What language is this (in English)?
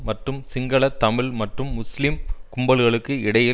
Tamil